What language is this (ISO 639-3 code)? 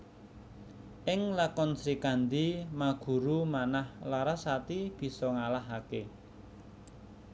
jav